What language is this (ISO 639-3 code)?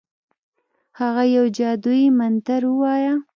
pus